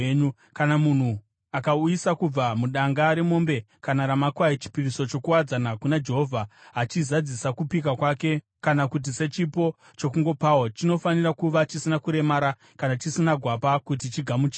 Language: Shona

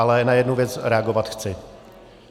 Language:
Czech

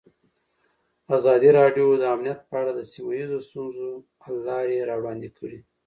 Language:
Pashto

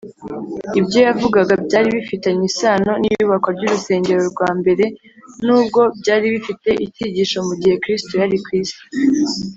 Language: Kinyarwanda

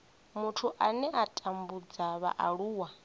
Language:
Venda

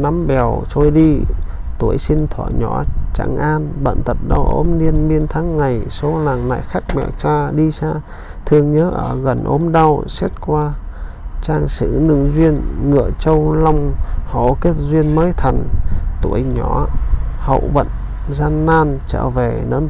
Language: Vietnamese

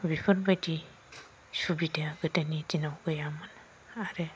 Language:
Bodo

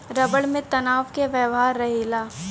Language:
Bhojpuri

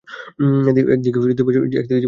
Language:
Bangla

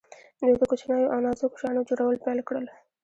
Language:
Pashto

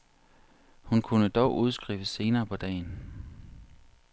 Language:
Danish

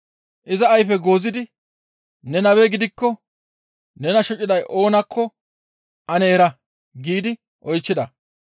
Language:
Gamo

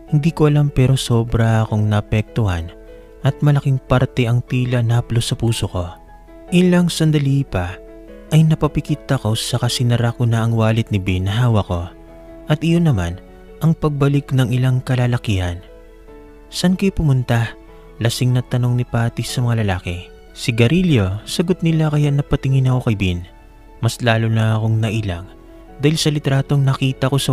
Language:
Filipino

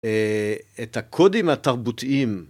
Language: Hebrew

